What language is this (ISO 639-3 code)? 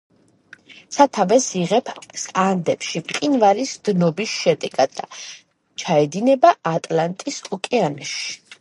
kat